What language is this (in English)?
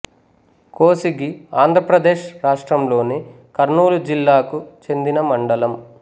Telugu